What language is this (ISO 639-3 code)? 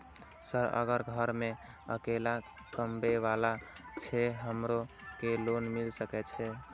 mai